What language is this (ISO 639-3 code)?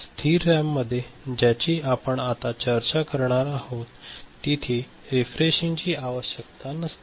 mar